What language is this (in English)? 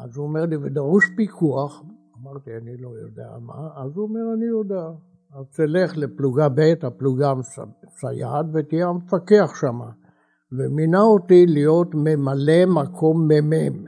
Hebrew